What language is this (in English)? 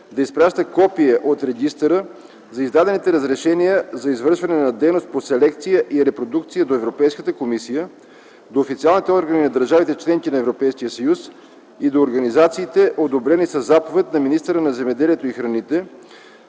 Bulgarian